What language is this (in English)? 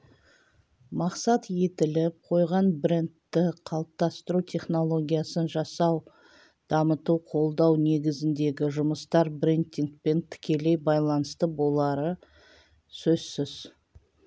Kazakh